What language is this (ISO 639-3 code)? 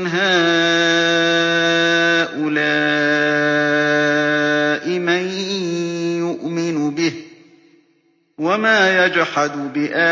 ara